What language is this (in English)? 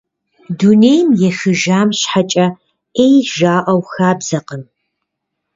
Kabardian